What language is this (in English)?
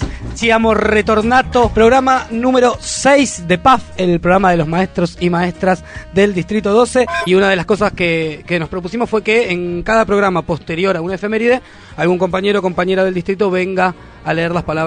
Spanish